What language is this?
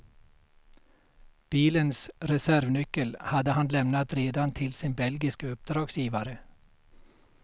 Swedish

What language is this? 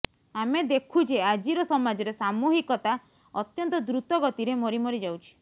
Odia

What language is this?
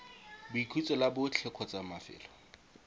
Tswana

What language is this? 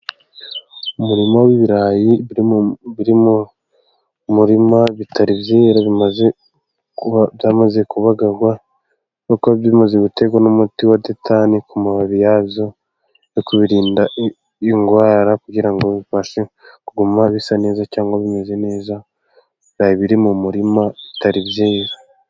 Kinyarwanda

